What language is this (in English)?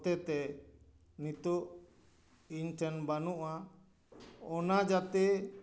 Santali